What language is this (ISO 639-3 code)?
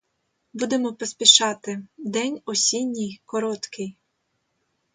ukr